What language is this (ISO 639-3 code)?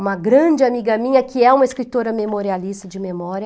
por